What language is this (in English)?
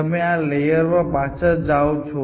Gujarati